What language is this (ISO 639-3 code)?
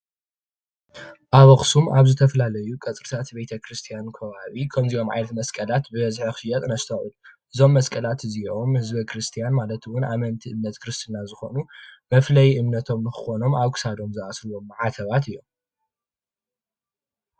tir